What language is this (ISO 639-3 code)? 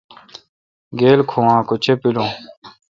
xka